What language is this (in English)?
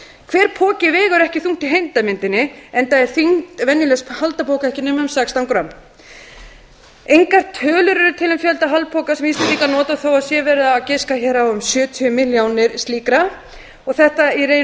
Icelandic